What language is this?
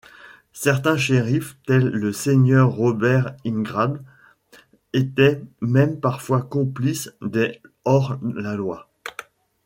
French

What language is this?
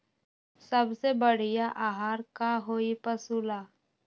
Magahi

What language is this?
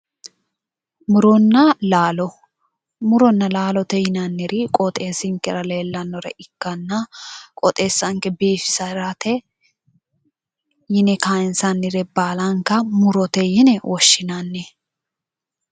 Sidamo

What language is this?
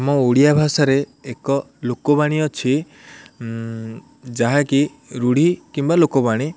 Odia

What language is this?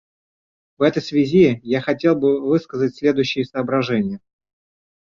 Russian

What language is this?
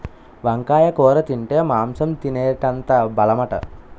Telugu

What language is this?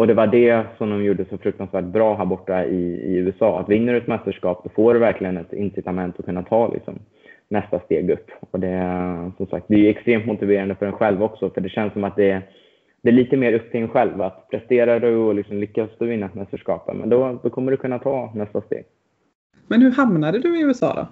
Swedish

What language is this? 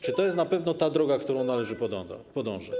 Polish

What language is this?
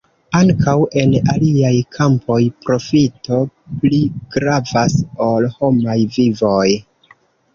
Esperanto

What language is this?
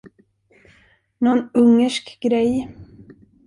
Swedish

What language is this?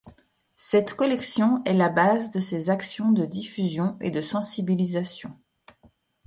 French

